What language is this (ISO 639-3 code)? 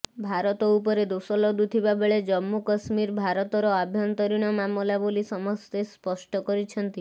ori